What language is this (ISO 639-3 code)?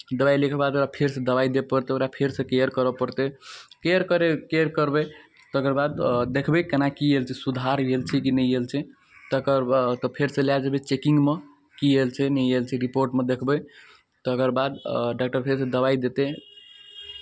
mai